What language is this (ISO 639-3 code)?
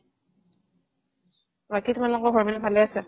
asm